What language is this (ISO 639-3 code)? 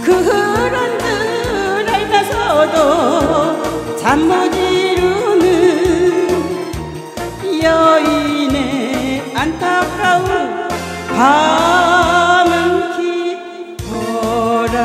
kor